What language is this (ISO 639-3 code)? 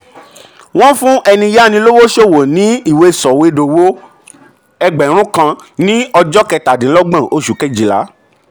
yor